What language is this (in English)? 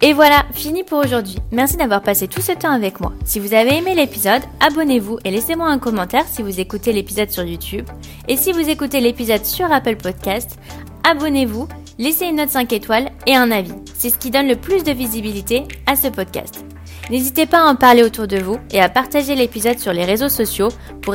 French